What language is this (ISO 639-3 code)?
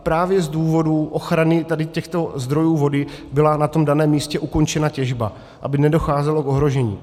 ces